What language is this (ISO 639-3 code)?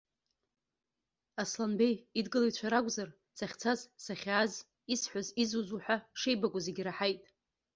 abk